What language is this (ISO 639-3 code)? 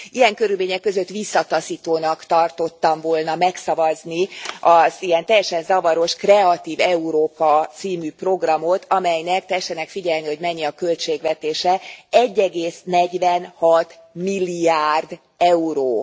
hun